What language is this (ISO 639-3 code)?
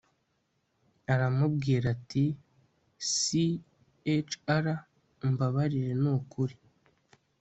kin